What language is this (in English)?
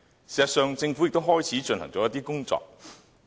Cantonese